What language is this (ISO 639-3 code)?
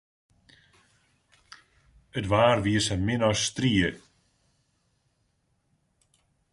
fry